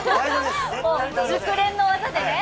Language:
Japanese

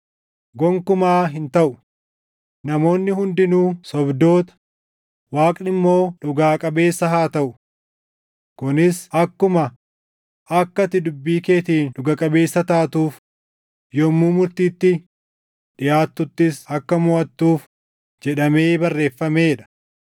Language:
Oromo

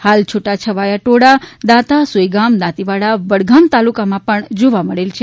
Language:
Gujarati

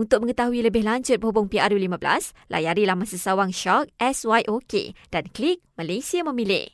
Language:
Malay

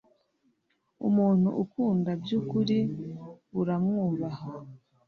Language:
Kinyarwanda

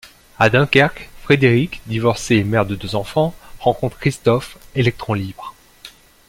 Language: French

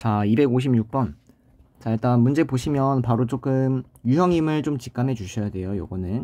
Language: Korean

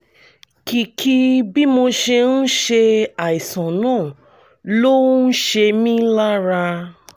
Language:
Yoruba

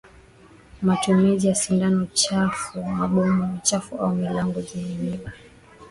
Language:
Swahili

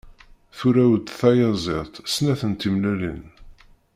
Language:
Kabyle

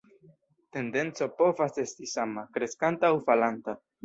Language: Esperanto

